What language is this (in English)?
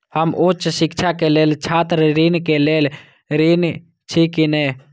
Maithili